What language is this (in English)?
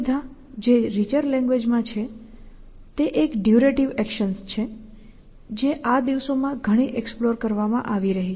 Gujarati